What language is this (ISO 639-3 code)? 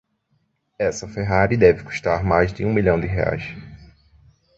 por